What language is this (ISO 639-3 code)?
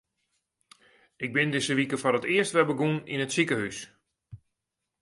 fry